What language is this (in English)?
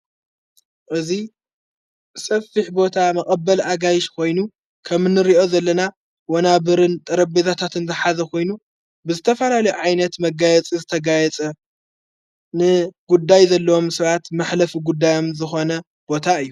Tigrinya